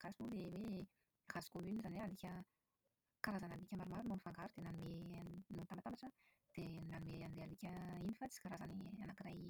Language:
Malagasy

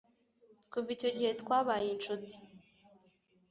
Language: Kinyarwanda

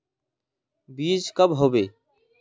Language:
Magahi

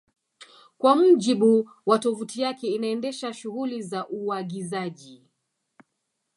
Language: Swahili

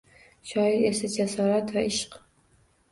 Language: Uzbek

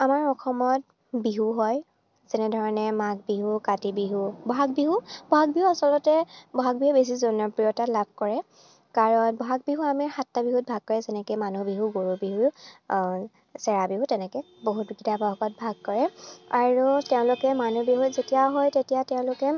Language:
Assamese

